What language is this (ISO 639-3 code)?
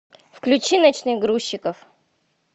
rus